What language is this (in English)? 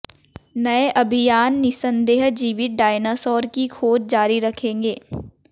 Hindi